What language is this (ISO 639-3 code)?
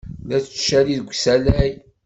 kab